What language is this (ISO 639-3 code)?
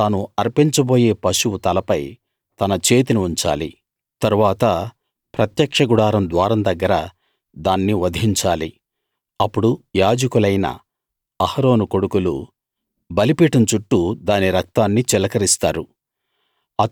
tel